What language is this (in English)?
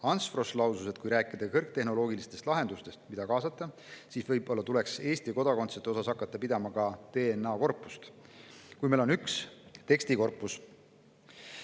Estonian